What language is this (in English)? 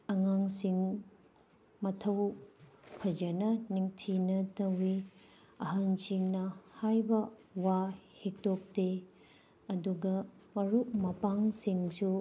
Manipuri